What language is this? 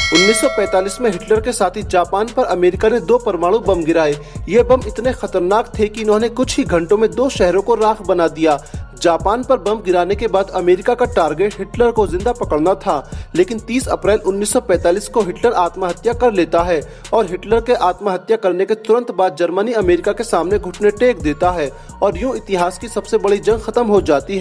Hindi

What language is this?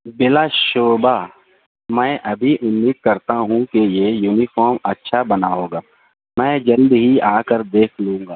Urdu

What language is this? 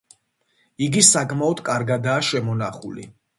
Georgian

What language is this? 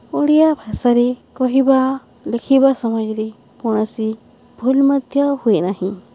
Odia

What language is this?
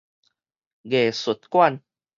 Min Nan Chinese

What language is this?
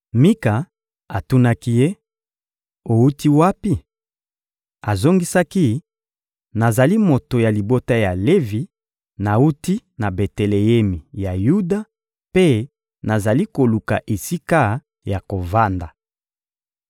Lingala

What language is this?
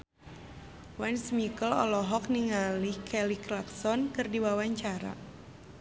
Sundanese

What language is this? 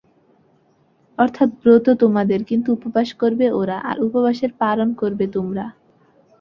Bangla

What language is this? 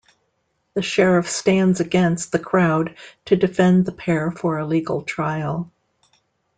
English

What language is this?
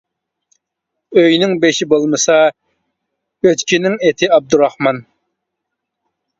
Uyghur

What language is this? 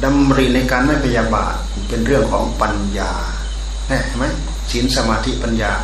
Thai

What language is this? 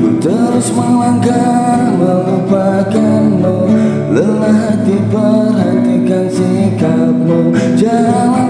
Indonesian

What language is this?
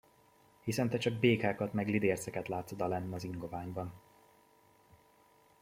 Hungarian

